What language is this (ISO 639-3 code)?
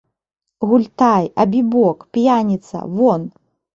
bel